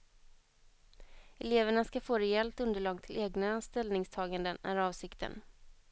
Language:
Swedish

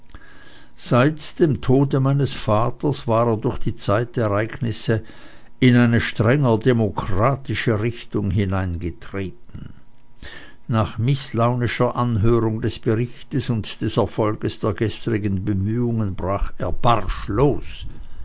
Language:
German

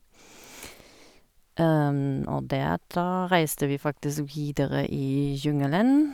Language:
Norwegian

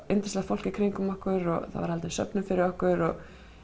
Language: Icelandic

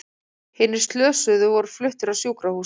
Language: Icelandic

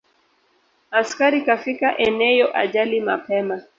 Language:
Swahili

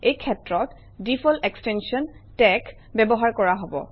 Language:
Assamese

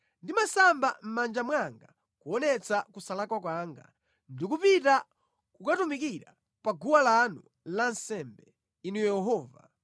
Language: Nyanja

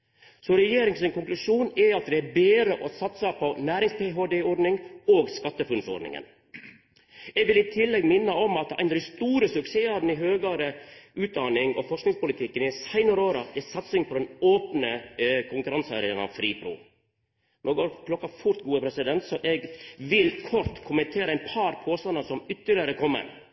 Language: Norwegian Nynorsk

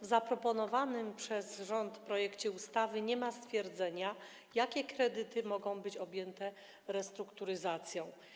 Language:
Polish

